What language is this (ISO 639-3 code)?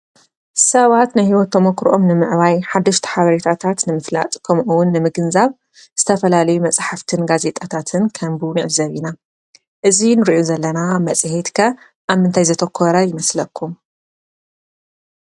tir